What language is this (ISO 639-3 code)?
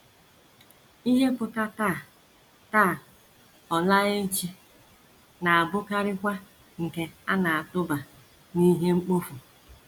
ibo